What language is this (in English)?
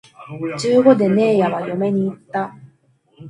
Japanese